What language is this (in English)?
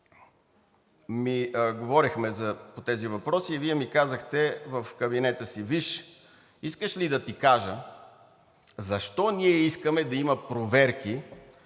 Bulgarian